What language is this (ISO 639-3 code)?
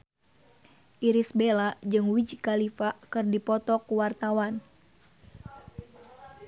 sun